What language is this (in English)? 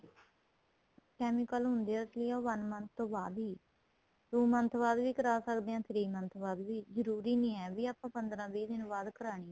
Punjabi